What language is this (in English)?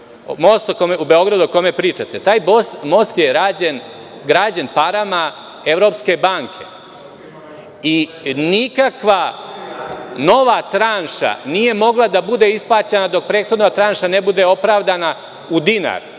Serbian